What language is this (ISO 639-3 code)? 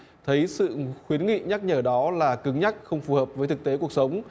vie